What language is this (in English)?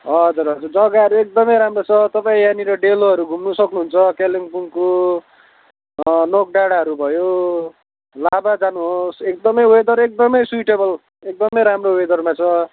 Nepali